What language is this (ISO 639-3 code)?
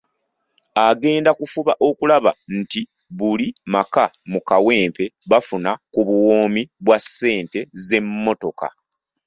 lug